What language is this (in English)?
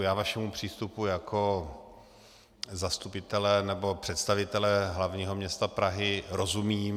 Czech